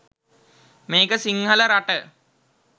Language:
Sinhala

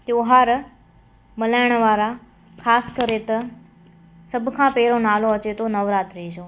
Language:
Sindhi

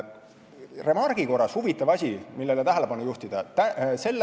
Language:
Estonian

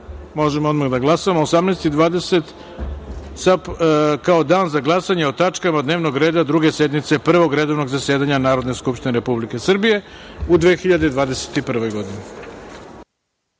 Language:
Serbian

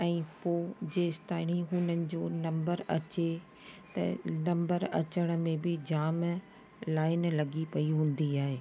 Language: Sindhi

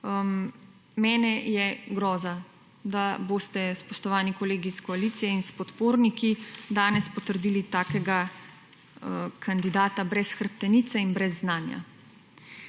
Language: Slovenian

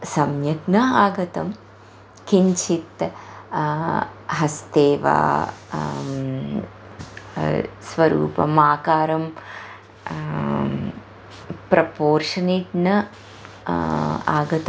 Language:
Sanskrit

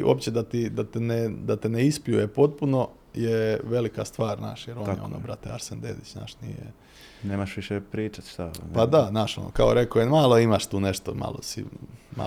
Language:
Croatian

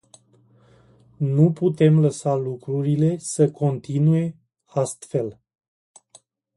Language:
Romanian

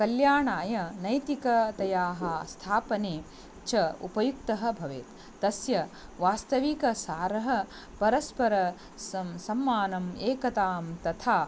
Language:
Sanskrit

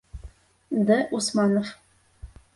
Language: Bashkir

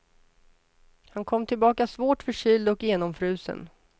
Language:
Swedish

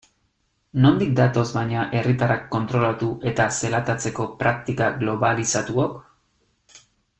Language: Basque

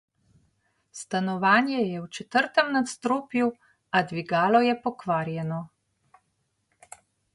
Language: Slovenian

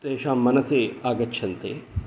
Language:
Sanskrit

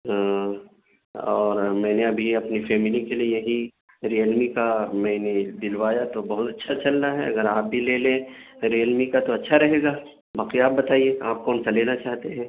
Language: Urdu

